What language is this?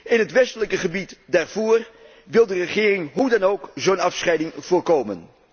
Dutch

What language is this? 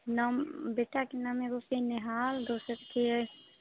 Maithili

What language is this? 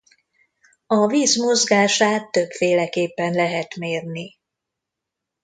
Hungarian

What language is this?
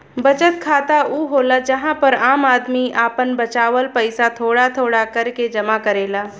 Bhojpuri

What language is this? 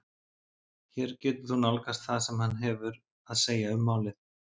Icelandic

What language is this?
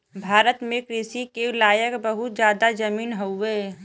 Bhojpuri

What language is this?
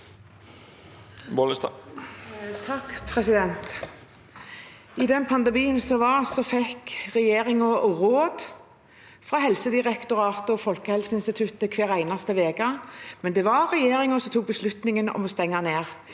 Norwegian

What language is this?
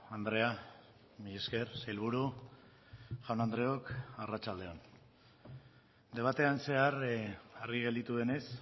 Basque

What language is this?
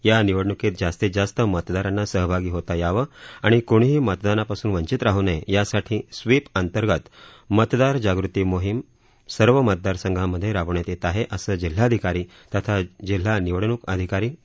Marathi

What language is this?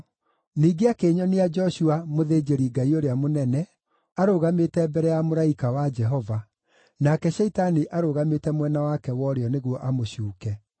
Kikuyu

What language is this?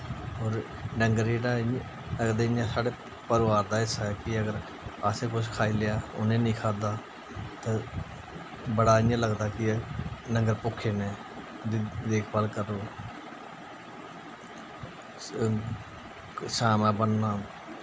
Dogri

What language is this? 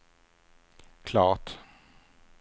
Swedish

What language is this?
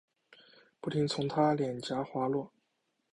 Chinese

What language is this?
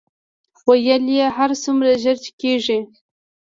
Pashto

